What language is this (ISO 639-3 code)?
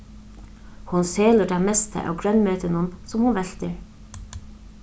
fao